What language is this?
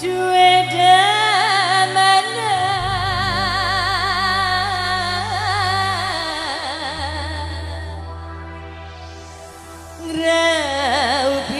Indonesian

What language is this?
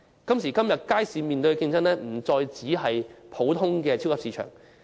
Cantonese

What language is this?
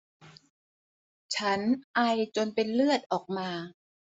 Thai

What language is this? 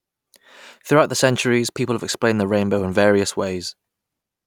English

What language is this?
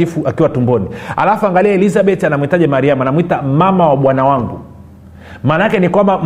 Swahili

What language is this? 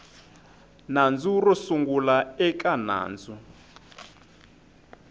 Tsonga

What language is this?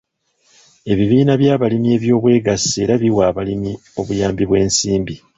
Ganda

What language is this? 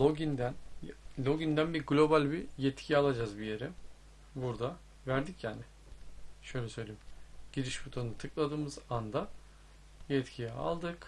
Turkish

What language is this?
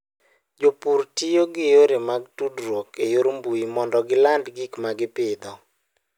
Luo (Kenya and Tanzania)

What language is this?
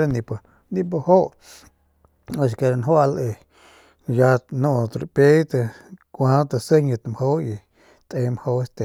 Northern Pame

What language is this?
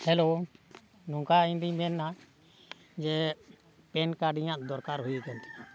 Santali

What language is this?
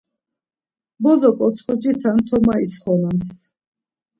Laz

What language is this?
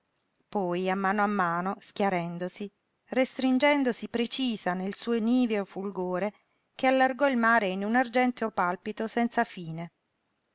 Italian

